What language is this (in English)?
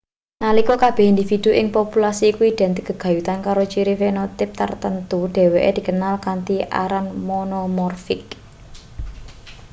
Javanese